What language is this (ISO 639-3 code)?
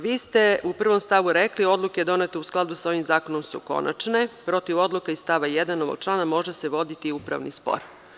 srp